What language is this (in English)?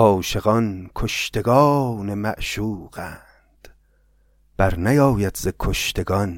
Persian